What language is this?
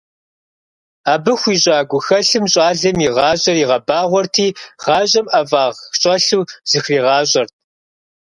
Kabardian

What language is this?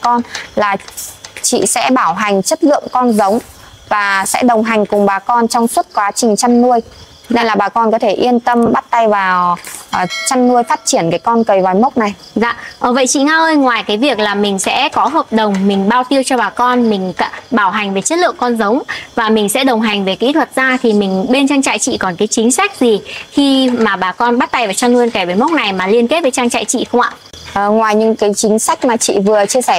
Vietnamese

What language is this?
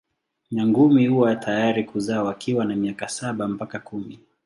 Swahili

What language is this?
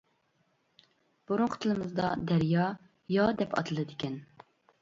Uyghur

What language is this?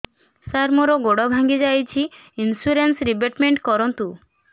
Odia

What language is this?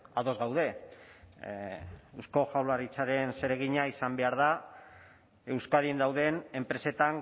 Basque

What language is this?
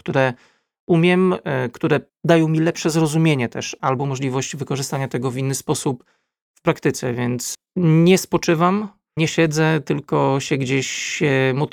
Polish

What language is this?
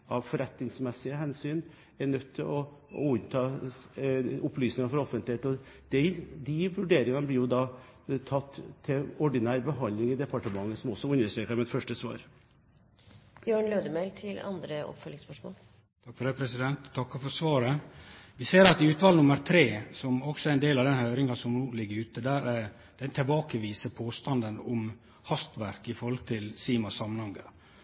Norwegian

